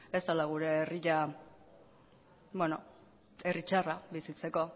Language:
Basque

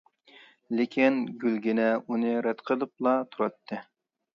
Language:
Uyghur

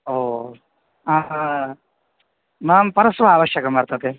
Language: Sanskrit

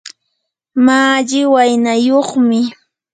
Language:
Yanahuanca Pasco Quechua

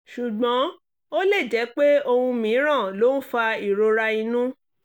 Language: Yoruba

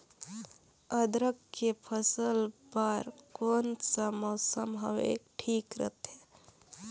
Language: Chhattisgarhi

